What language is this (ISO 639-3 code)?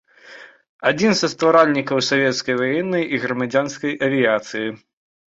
bel